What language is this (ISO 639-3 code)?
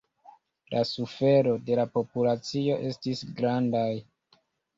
epo